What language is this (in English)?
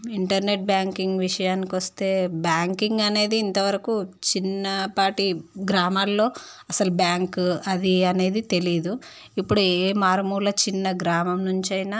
Telugu